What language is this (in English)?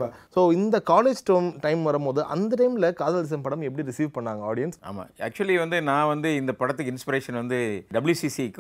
Tamil